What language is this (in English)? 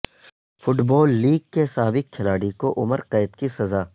Urdu